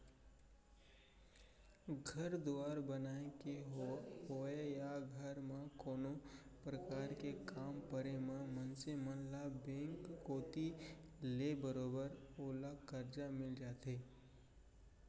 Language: Chhattisgarhi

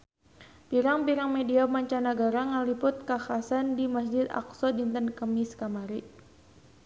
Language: Sundanese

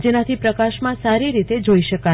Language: Gujarati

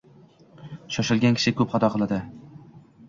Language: Uzbek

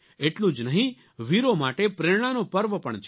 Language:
Gujarati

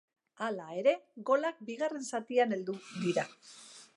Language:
Basque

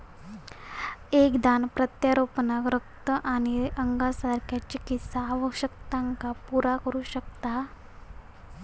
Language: Marathi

